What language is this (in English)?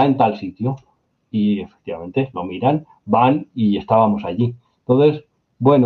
Spanish